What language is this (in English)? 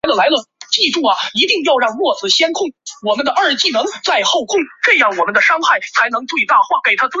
Chinese